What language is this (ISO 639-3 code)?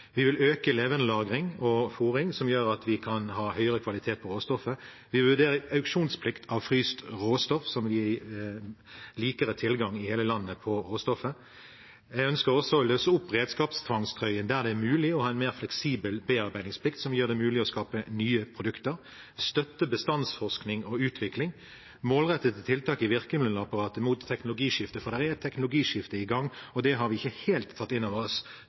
nob